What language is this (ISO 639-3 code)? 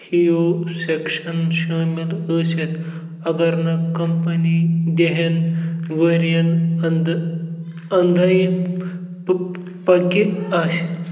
kas